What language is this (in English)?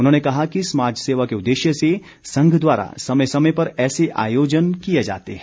Hindi